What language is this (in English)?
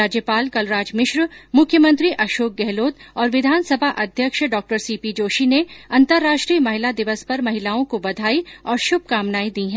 Hindi